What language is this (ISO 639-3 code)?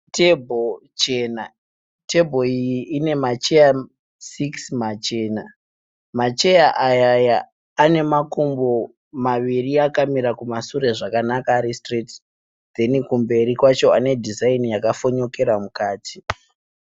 sna